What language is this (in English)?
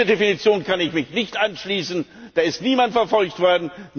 German